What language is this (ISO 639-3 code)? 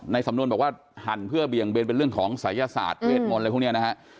tha